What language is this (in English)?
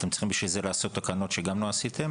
Hebrew